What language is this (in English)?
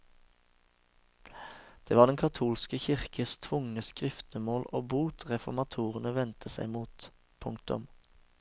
Norwegian